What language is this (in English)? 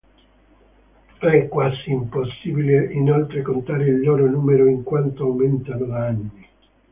Italian